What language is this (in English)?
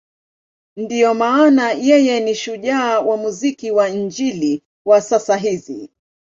Swahili